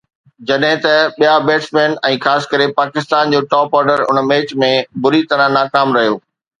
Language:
Sindhi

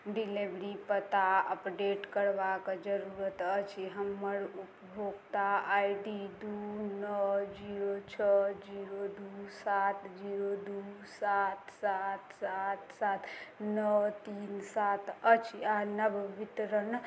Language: Maithili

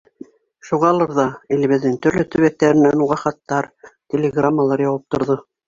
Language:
Bashkir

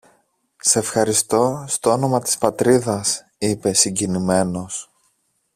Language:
Greek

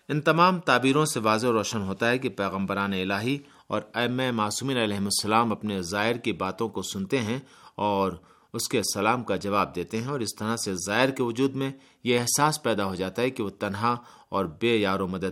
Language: Urdu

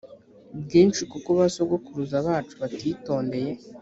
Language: Kinyarwanda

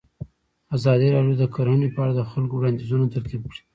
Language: Pashto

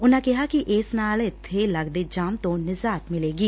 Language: Punjabi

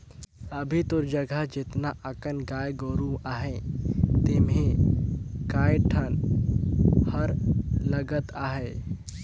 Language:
Chhattisgarhi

